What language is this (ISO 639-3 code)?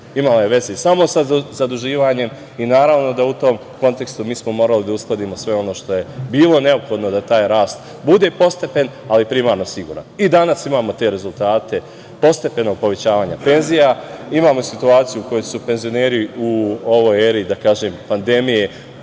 srp